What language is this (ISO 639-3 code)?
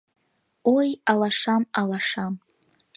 chm